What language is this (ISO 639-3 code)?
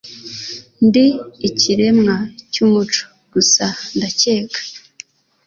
kin